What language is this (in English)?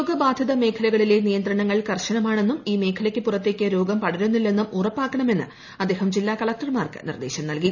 Malayalam